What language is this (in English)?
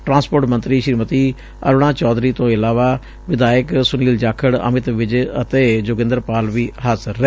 Punjabi